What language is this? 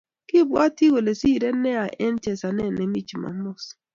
Kalenjin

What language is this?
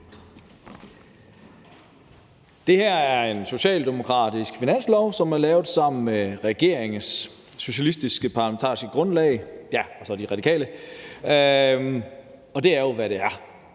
Danish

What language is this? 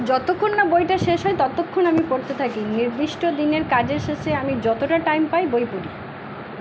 Bangla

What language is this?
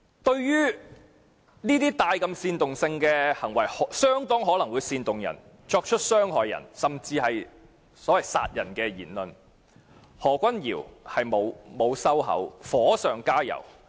Cantonese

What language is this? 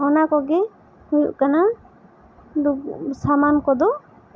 Santali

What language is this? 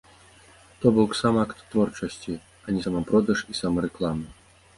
Belarusian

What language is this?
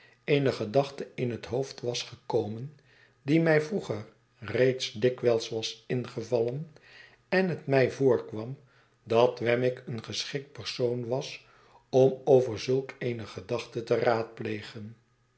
Dutch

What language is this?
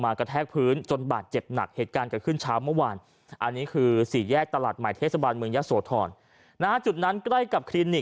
Thai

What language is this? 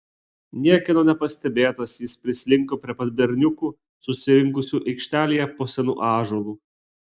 Lithuanian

